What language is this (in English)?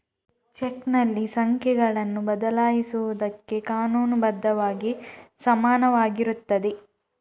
Kannada